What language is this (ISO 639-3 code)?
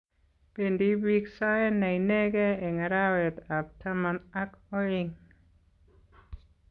kln